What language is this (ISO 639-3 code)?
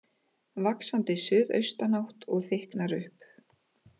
isl